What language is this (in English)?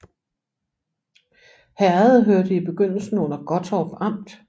Danish